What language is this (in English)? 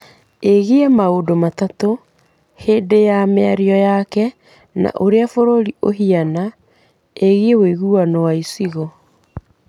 Kikuyu